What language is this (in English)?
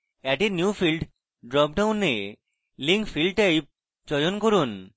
Bangla